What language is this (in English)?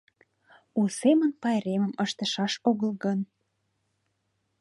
Mari